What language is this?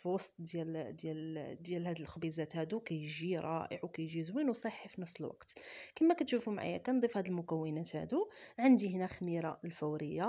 Arabic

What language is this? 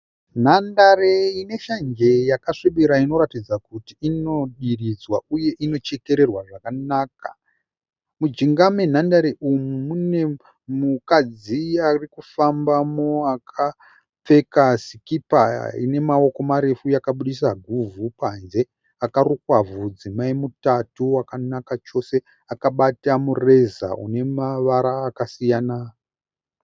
Shona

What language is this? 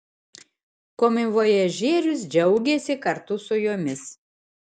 Lithuanian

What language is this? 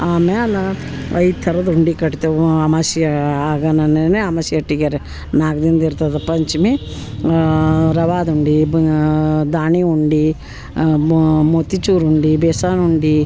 Kannada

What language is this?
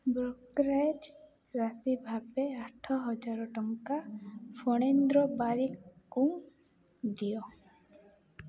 Odia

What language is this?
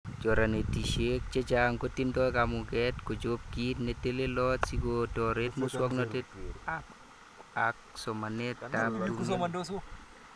Kalenjin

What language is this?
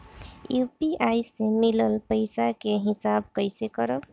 Bhojpuri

